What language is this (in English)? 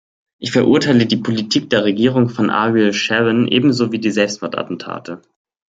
German